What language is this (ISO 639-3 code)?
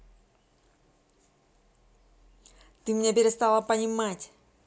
rus